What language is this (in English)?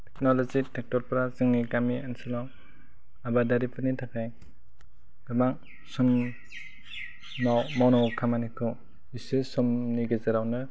Bodo